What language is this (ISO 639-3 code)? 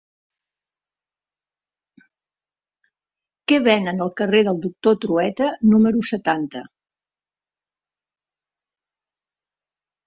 cat